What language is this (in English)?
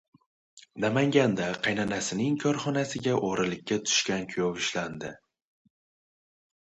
Uzbek